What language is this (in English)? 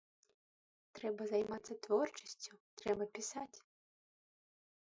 Belarusian